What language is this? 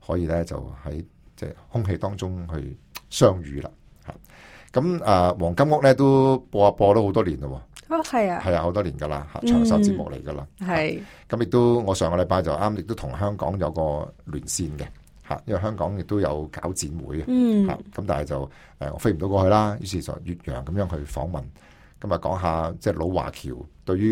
Chinese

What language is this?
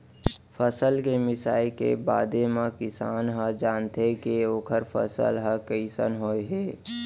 Chhattisgarhi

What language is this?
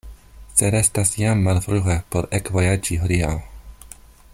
Esperanto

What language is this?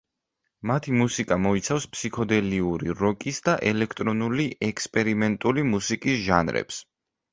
Georgian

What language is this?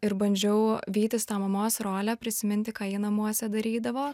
Lithuanian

